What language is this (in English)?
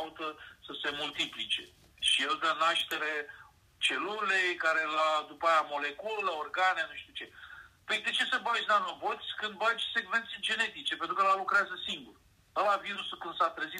Romanian